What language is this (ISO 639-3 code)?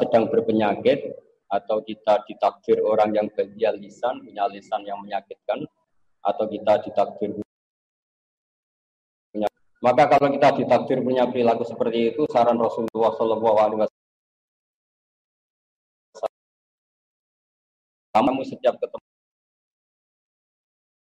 ind